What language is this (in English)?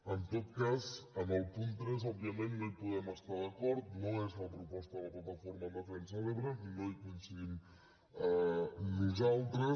Catalan